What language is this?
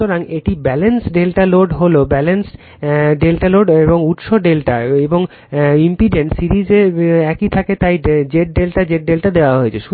Bangla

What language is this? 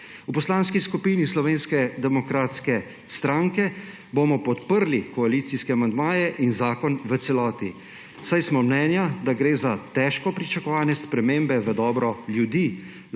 Slovenian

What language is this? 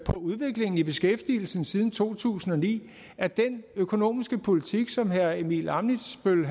Danish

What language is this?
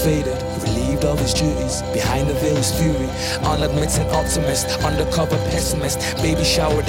Greek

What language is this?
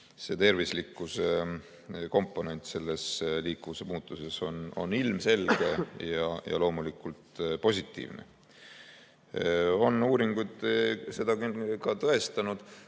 Estonian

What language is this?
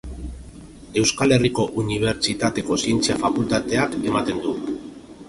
Basque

